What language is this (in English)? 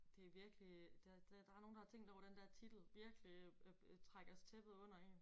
Danish